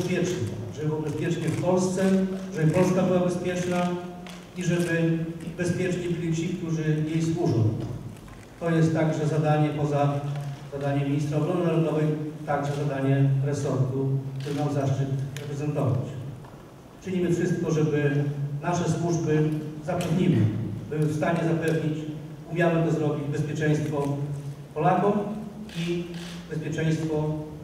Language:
Polish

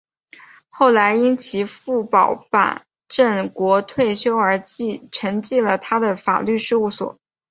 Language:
Chinese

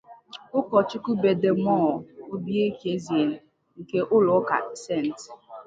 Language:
Igbo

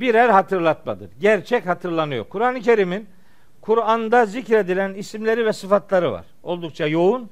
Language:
Turkish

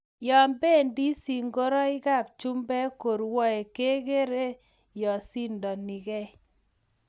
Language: Kalenjin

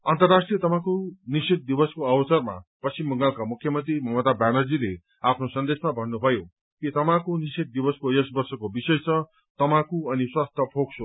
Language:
Nepali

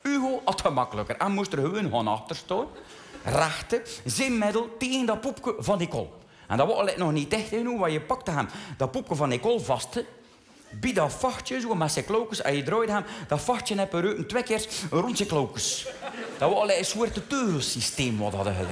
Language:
Dutch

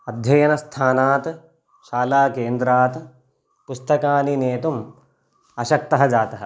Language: Sanskrit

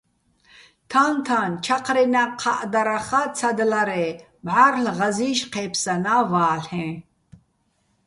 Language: Bats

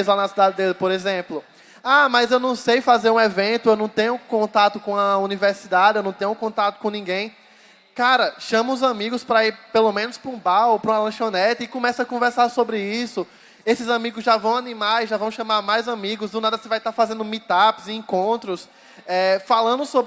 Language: Portuguese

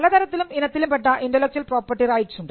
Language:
Malayalam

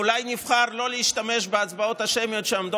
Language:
Hebrew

